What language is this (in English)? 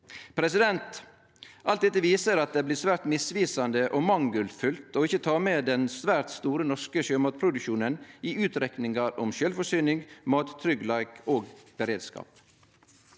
Norwegian